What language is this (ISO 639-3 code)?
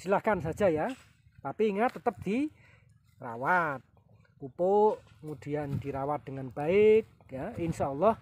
ind